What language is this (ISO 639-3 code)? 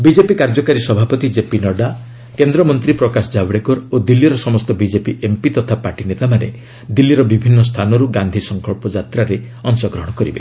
ori